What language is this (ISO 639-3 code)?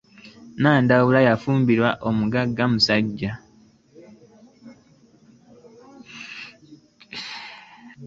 lug